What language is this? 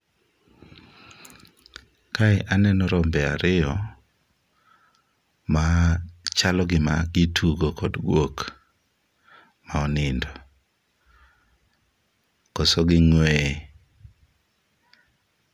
Luo (Kenya and Tanzania)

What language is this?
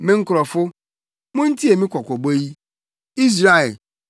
Akan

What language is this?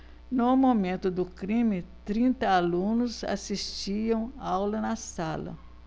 Portuguese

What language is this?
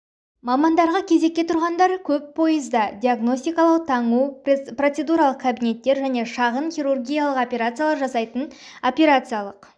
Kazakh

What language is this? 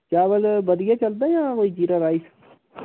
Dogri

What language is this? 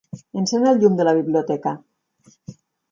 Catalan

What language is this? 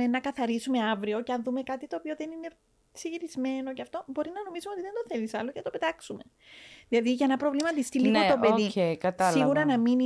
Greek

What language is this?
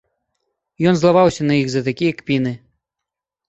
Belarusian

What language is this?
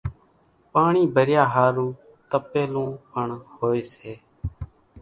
Kachi Koli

